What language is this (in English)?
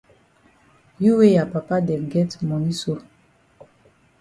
Cameroon Pidgin